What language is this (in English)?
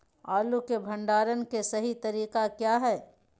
Magahi